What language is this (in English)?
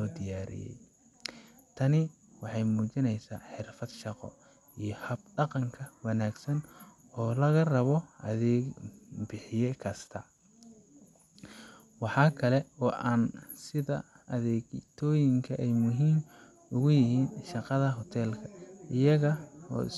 Somali